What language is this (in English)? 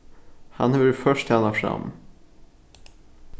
Faroese